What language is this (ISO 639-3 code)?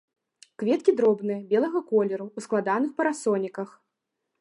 bel